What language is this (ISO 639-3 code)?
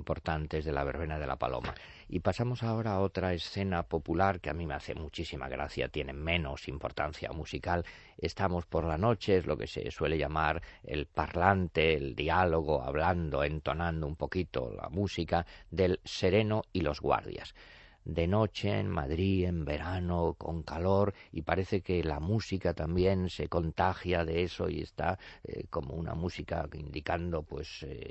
spa